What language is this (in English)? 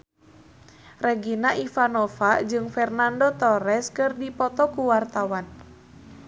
Sundanese